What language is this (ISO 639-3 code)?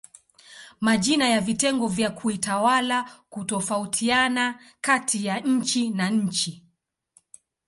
swa